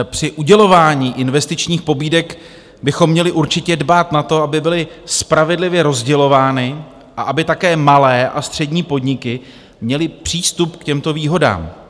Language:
Czech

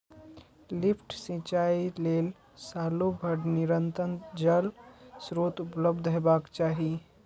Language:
Maithili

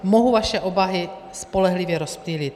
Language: Czech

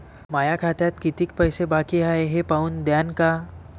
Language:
Marathi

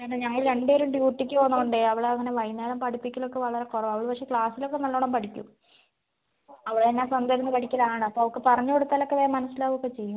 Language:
Malayalam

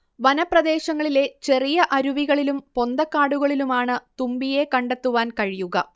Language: Malayalam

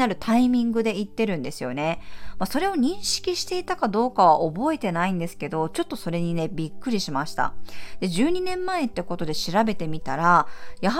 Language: Japanese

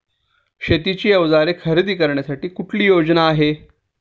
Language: Marathi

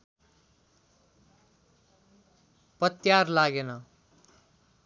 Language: Nepali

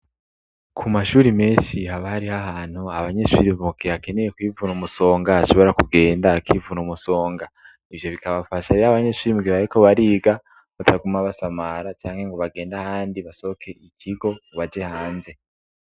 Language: Rundi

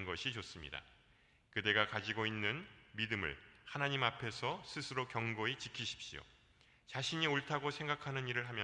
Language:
Korean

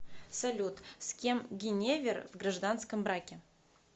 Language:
Russian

